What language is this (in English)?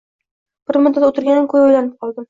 Uzbek